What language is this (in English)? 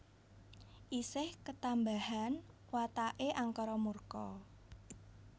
Javanese